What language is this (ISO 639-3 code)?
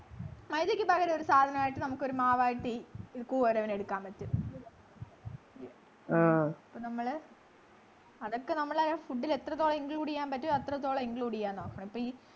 mal